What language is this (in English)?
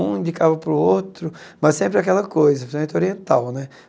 Portuguese